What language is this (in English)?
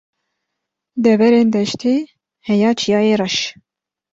Kurdish